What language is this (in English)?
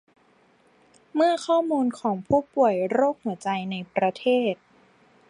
Thai